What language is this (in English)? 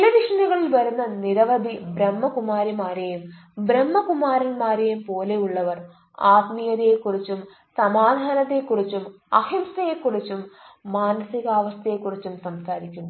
Malayalam